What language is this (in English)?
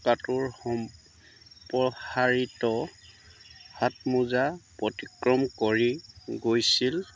Assamese